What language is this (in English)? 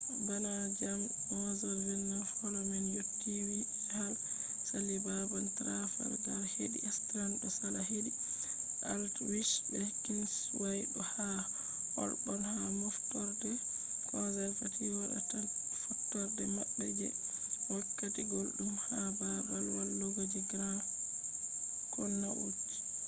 Fula